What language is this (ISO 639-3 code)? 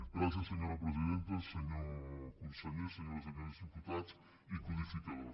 cat